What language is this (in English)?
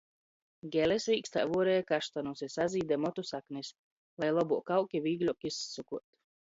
Latgalian